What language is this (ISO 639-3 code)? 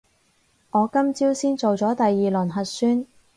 yue